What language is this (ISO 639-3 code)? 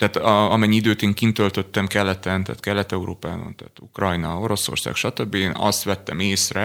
hun